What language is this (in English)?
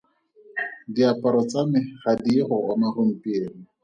Tswana